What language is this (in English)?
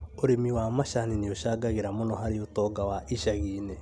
Kikuyu